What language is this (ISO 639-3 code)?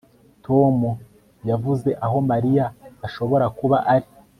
kin